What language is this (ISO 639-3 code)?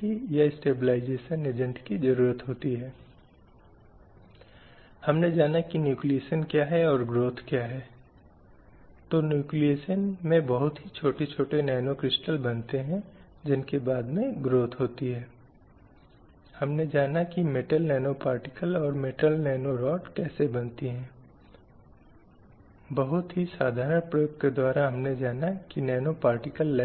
hin